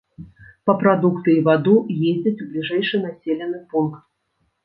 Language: Belarusian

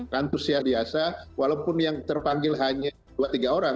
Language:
Indonesian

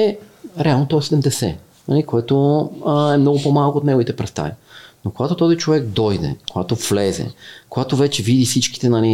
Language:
Bulgarian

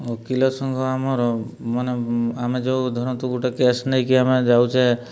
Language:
Odia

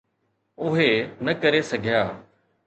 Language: Sindhi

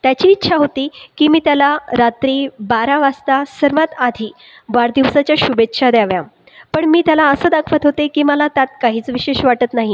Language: Marathi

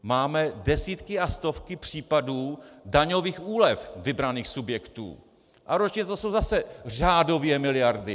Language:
Czech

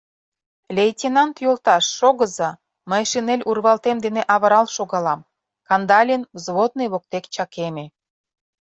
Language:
Mari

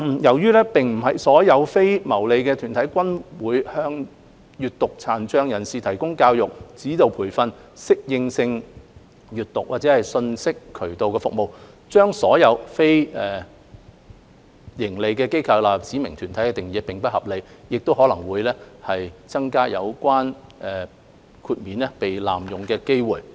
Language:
Cantonese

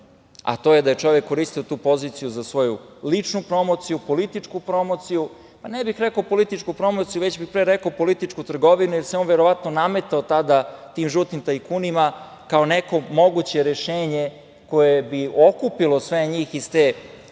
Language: Serbian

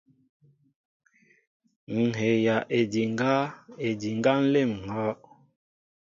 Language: Mbo (Cameroon)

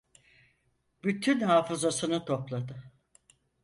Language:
Turkish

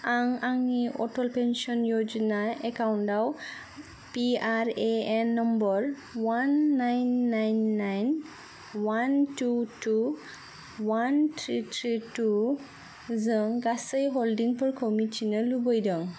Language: Bodo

